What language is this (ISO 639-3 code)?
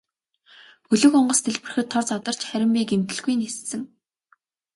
mon